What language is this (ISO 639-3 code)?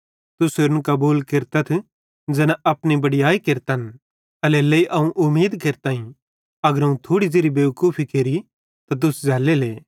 bhd